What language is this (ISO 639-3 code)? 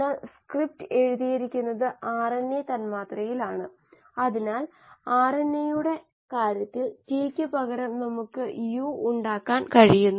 mal